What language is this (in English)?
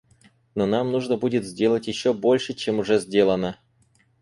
Russian